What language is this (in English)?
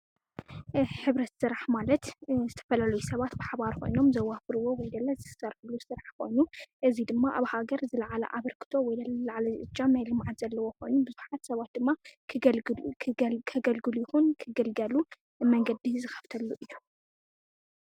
Tigrinya